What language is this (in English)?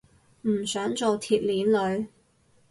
Cantonese